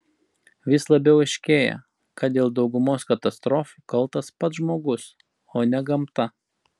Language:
Lithuanian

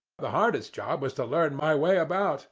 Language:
English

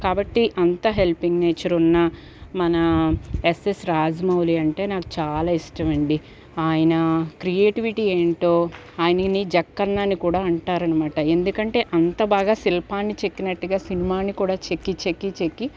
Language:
Telugu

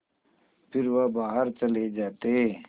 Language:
Hindi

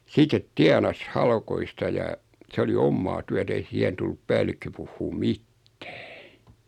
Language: Finnish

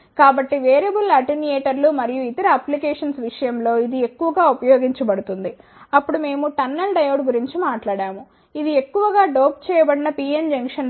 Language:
Telugu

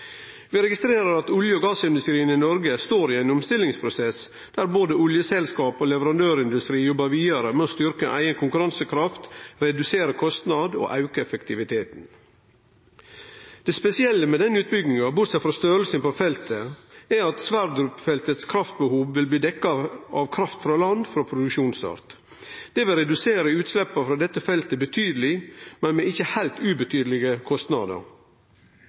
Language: Norwegian Nynorsk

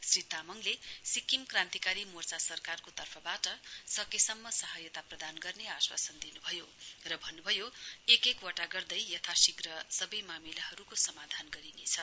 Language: Nepali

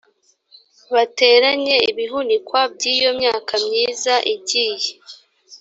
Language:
Kinyarwanda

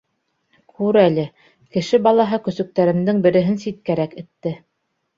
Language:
Bashkir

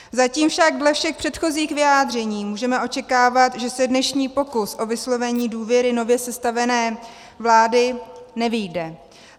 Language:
Czech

